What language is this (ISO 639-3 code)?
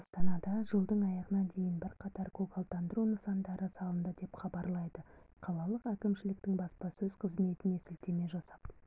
kaz